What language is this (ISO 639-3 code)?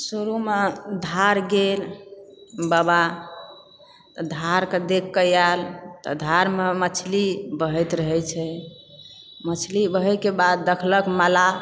mai